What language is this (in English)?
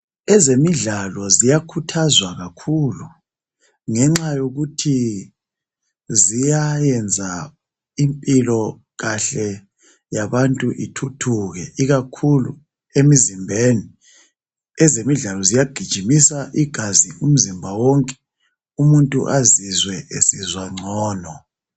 North Ndebele